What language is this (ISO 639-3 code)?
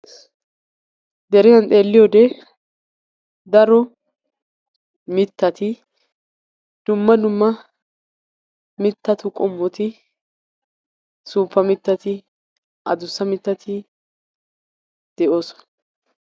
wal